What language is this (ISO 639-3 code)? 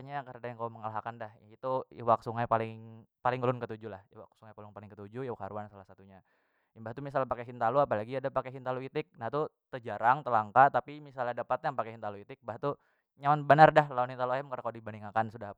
bjn